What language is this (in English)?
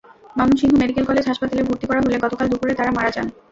Bangla